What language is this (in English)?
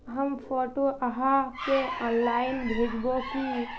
Magahi